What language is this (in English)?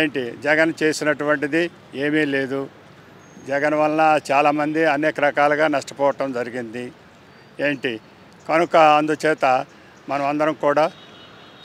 Telugu